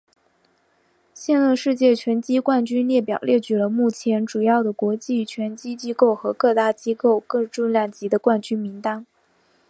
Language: Chinese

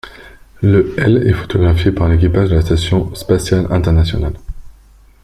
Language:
French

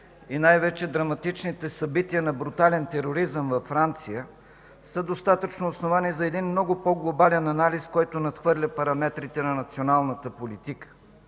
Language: Bulgarian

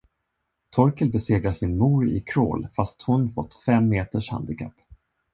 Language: Swedish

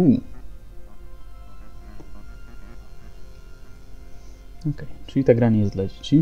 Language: Polish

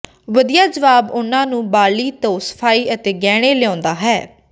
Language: Punjabi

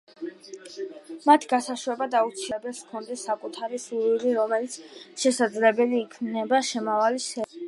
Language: Georgian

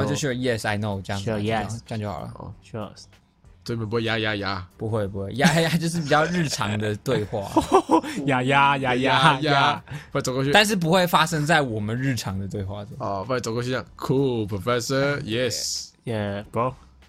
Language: Chinese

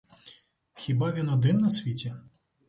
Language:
Ukrainian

